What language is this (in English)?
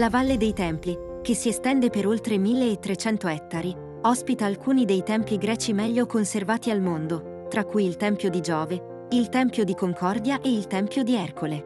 Italian